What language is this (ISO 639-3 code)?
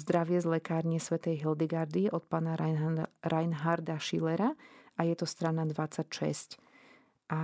slk